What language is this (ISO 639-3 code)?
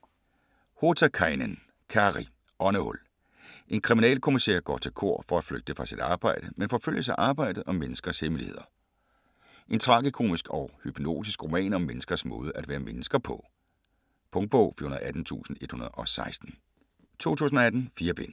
dan